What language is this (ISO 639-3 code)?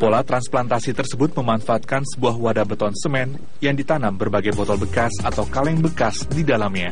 ind